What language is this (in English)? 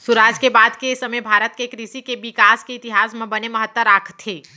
Chhattisgarhi